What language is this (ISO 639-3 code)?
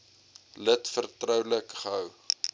afr